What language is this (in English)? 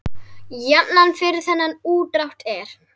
Icelandic